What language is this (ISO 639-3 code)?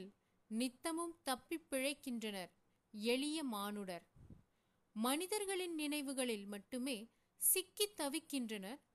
tam